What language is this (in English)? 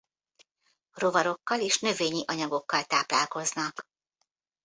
Hungarian